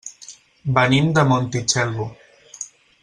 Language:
Catalan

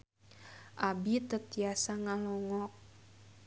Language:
Sundanese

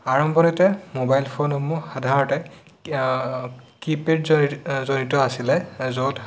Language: Assamese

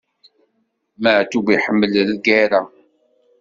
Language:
Kabyle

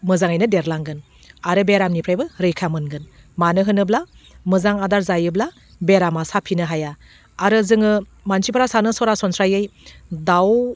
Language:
Bodo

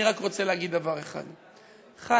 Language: Hebrew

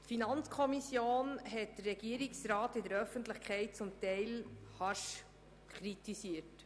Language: Swiss German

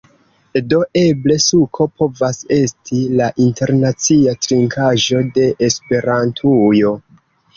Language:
Esperanto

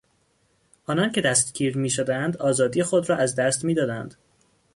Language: Persian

